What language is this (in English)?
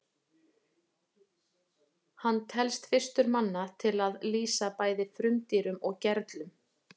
Icelandic